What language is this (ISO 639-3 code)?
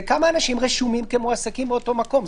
heb